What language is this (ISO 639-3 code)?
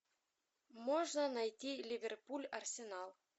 rus